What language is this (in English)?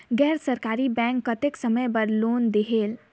Chhattisgarhi